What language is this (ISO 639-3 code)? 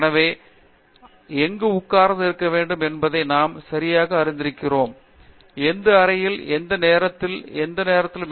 tam